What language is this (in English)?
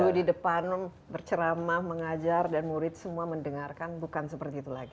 Indonesian